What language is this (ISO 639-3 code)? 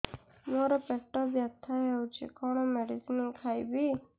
ori